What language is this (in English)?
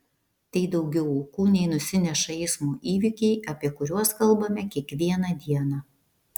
Lithuanian